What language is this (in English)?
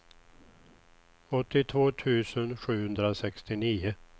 Swedish